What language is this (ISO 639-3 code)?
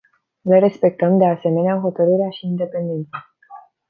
ron